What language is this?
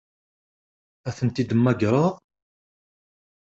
Kabyle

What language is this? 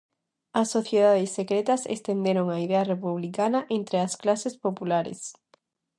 Galician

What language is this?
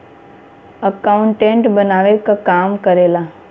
Bhojpuri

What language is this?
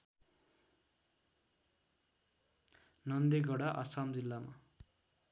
Nepali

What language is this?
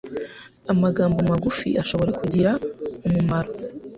Kinyarwanda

